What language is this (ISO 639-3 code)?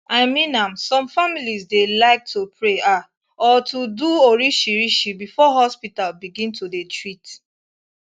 pcm